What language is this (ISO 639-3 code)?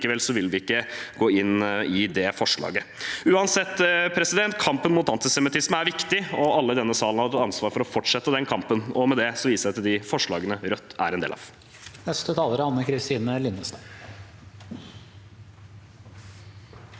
nor